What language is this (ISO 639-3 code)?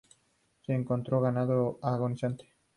spa